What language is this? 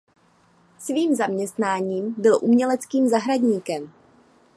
Czech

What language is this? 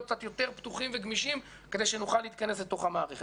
Hebrew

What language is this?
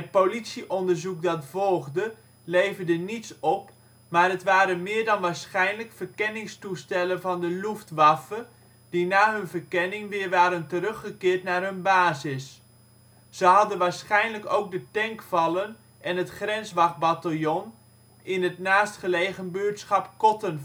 Dutch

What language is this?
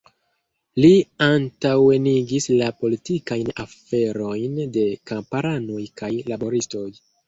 Esperanto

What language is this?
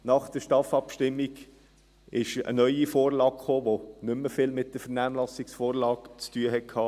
Swiss German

